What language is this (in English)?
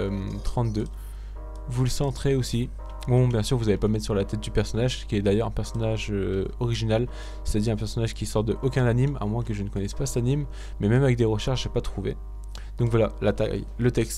French